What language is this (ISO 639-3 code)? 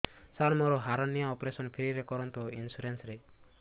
ori